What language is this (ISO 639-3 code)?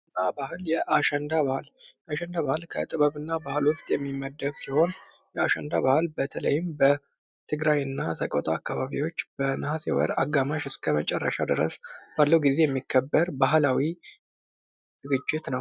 amh